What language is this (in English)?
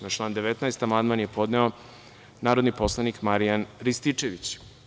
Serbian